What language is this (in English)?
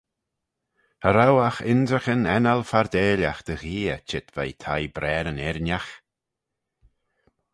Manx